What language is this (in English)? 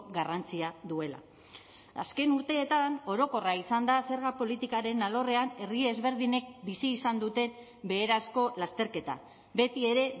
Basque